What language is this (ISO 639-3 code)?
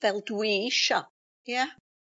cym